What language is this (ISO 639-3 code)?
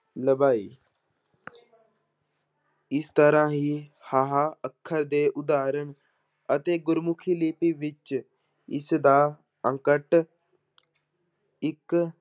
pan